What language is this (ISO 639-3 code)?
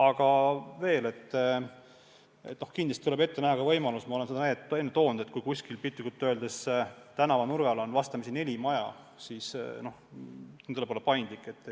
est